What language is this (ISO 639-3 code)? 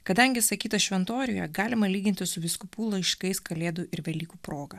lit